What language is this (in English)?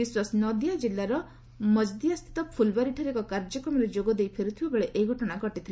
Odia